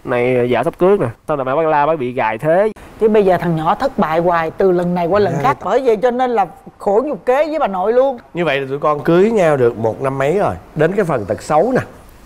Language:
Vietnamese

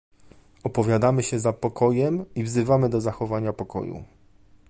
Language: Polish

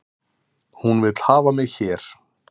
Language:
Icelandic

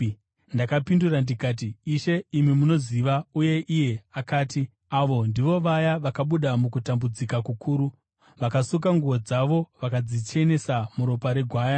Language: Shona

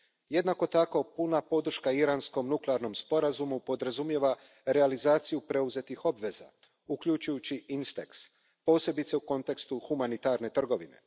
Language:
Croatian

